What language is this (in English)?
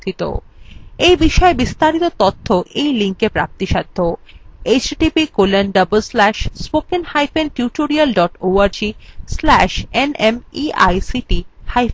Bangla